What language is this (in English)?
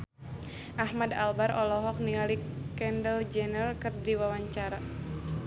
Sundanese